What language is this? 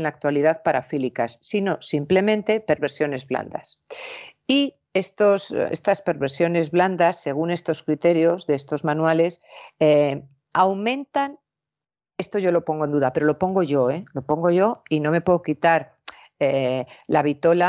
Spanish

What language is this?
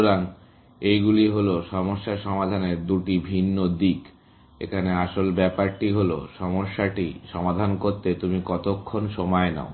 Bangla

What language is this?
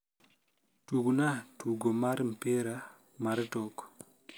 Luo (Kenya and Tanzania)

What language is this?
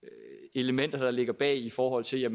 Danish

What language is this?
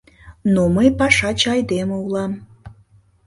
Mari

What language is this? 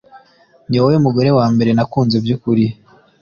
Kinyarwanda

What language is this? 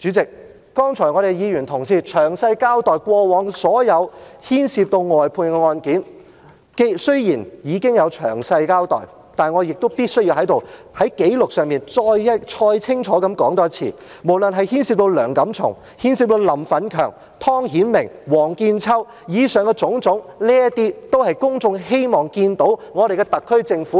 Cantonese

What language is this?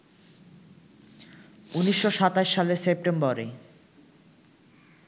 Bangla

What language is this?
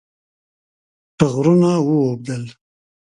Pashto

